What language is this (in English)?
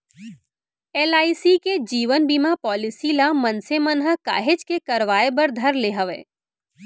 Chhattisgarhi